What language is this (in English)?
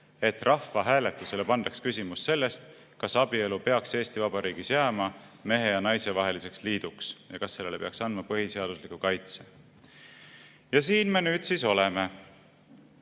Estonian